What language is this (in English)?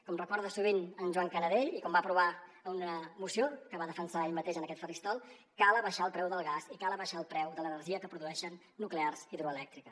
Catalan